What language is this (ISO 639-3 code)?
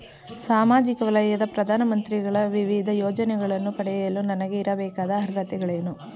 kan